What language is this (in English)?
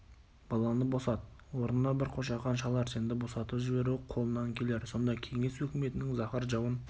Kazakh